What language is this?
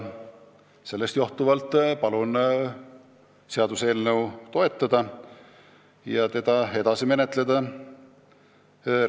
Estonian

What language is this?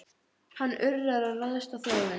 Icelandic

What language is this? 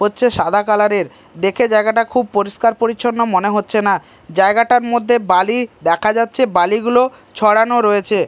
Bangla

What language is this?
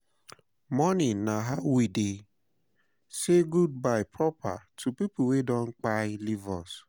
Nigerian Pidgin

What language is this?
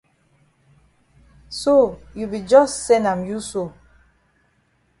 Cameroon Pidgin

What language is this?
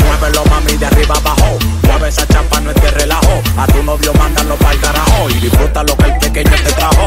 Indonesian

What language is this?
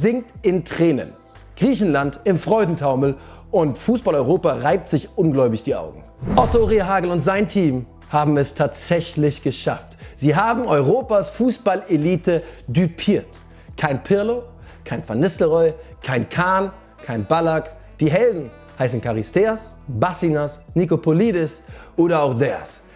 German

